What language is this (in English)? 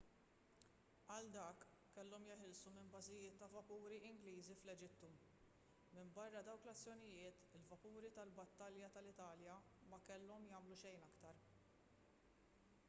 Maltese